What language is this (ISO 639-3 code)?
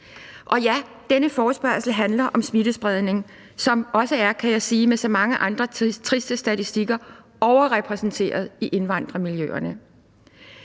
dan